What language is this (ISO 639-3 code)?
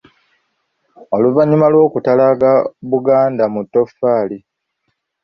lug